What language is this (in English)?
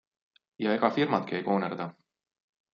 Estonian